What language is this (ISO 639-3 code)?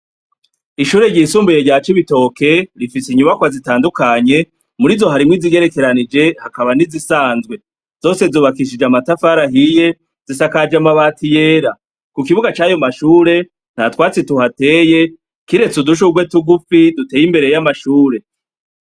run